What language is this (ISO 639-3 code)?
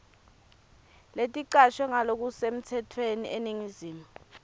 ssw